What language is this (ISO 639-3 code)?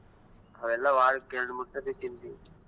kan